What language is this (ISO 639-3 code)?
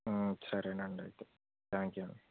tel